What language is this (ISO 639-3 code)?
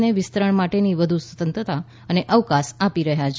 guj